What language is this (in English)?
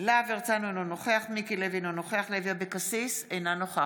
Hebrew